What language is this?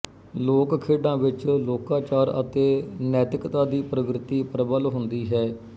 Punjabi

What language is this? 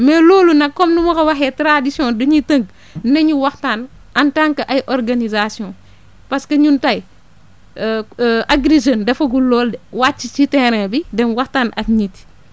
Wolof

